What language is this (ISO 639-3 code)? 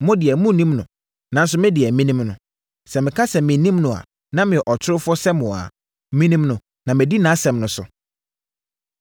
aka